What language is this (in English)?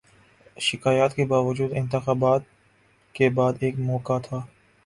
Urdu